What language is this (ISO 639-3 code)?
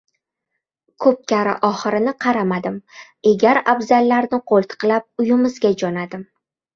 uzb